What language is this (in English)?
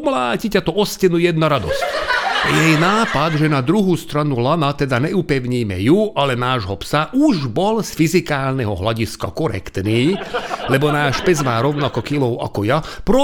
Slovak